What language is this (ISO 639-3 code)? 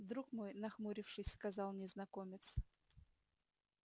rus